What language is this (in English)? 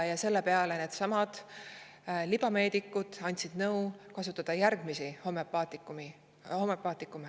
Estonian